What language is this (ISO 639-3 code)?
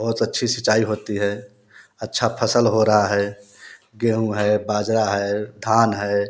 hin